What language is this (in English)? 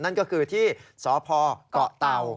Thai